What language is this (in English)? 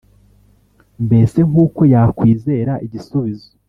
Kinyarwanda